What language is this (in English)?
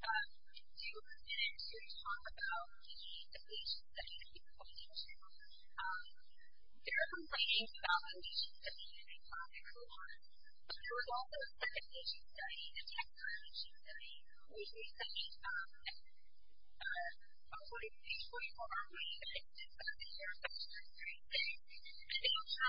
English